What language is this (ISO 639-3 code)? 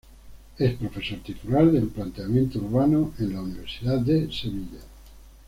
spa